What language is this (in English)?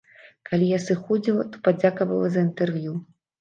Belarusian